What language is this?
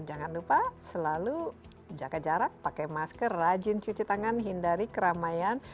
Indonesian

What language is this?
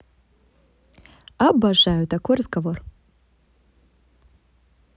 Russian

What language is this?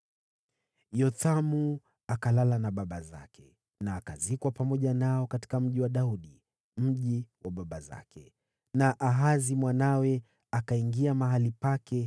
Swahili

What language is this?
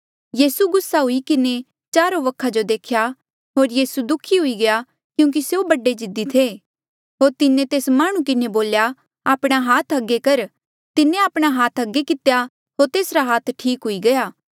Mandeali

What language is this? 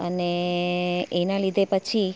Gujarati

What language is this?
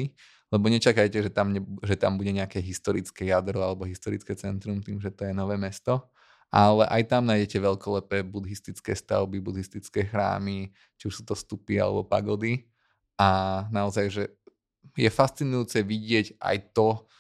Slovak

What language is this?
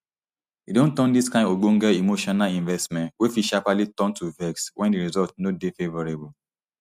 Nigerian Pidgin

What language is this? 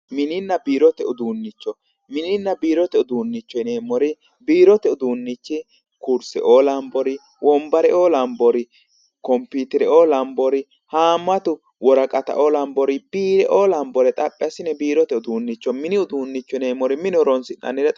Sidamo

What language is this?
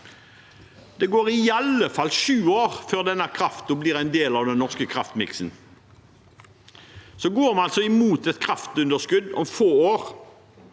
Norwegian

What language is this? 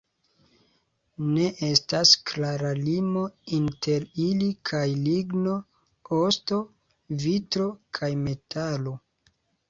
Esperanto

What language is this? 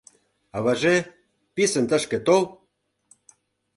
Mari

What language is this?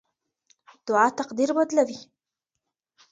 Pashto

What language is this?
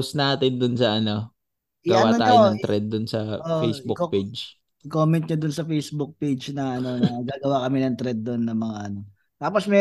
Filipino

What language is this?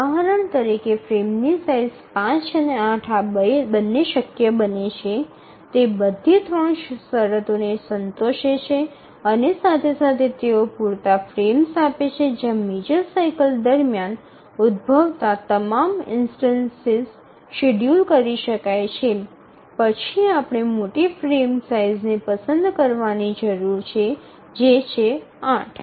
Gujarati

